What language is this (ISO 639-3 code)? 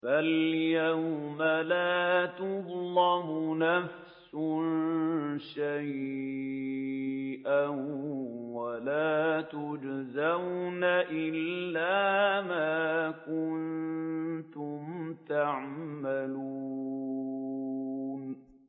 ara